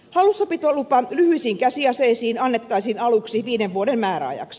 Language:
Finnish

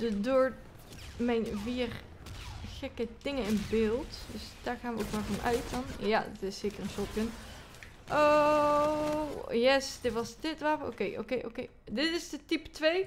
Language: Dutch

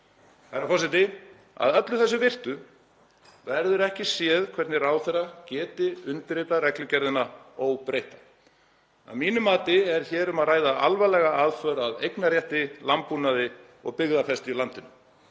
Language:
Icelandic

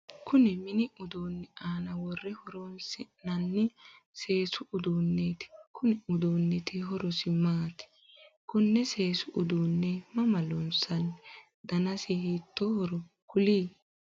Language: Sidamo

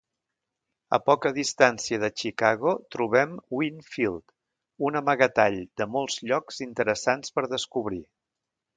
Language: Catalan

